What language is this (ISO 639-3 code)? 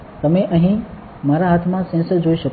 guj